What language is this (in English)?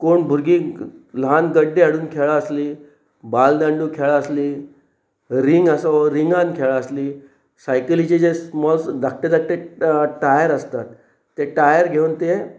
Konkani